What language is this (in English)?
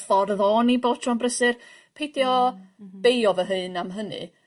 Welsh